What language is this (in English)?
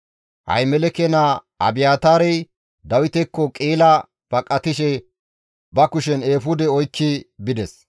Gamo